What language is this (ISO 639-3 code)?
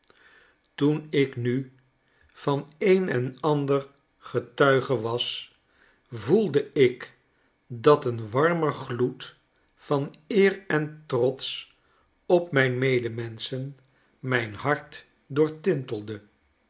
nld